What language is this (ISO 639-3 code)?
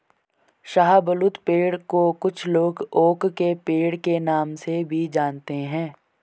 hin